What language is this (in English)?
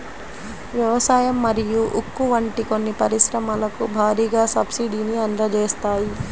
Telugu